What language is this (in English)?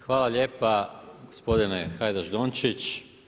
Croatian